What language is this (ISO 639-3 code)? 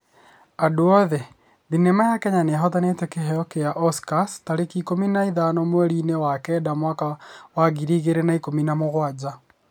kik